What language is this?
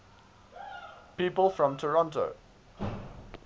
English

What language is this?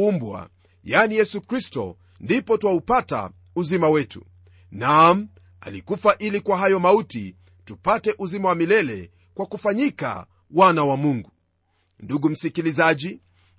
Swahili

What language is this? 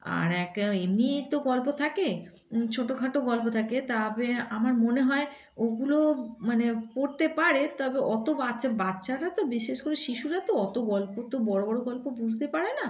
Bangla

